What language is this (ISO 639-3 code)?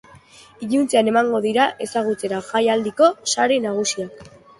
eus